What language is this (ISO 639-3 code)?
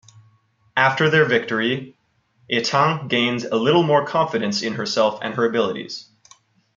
eng